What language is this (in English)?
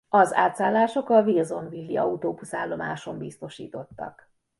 Hungarian